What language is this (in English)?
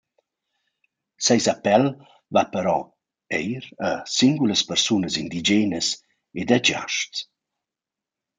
Romansh